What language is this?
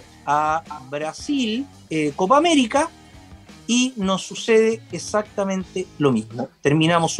Spanish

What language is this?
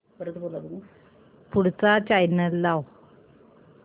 Marathi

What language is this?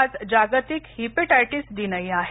Marathi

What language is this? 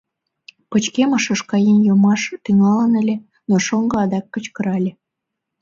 Mari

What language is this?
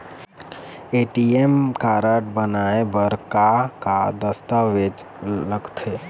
Chhattisgarhi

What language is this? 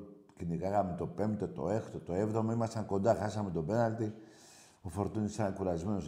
Greek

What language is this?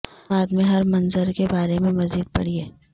Urdu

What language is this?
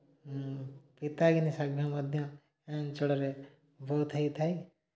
Odia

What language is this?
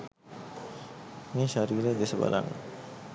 Sinhala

